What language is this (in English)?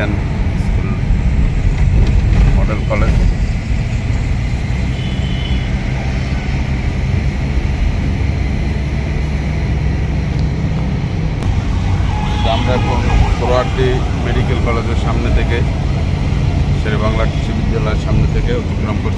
Romanian